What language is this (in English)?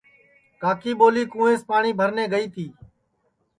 Sansi